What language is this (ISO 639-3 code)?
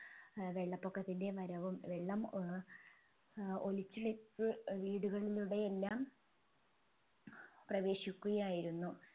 mal